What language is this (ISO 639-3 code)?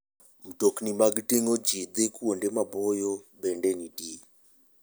luo